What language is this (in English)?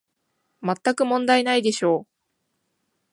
Japanese